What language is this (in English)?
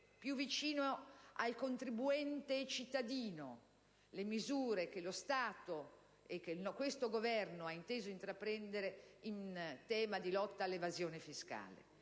Italian